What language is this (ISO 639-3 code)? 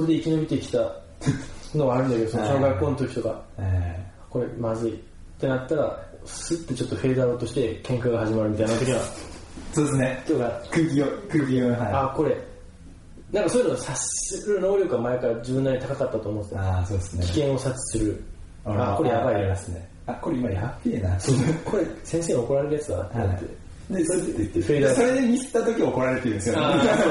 jpn